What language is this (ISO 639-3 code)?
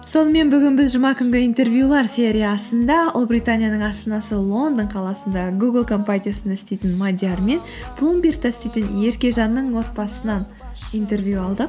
kaz